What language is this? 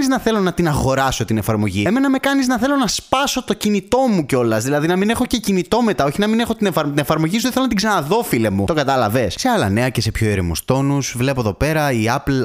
Greek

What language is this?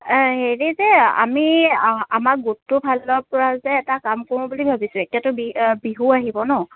Assamese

